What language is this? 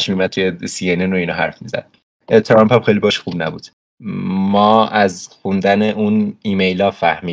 Persian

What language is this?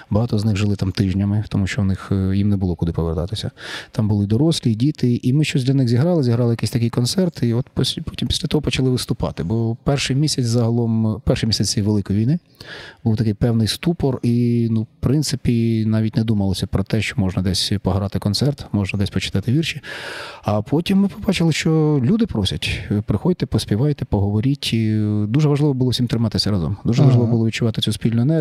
Ukrainian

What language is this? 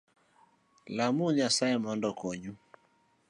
Luo (Kenya and Tanzania)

